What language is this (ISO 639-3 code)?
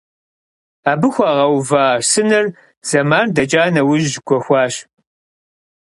kbd